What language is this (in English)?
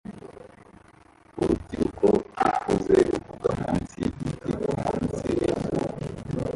Kinyarwanda